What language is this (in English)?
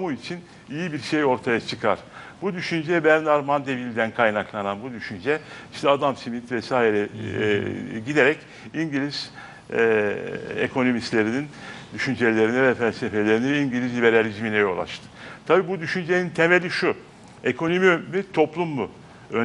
Turkish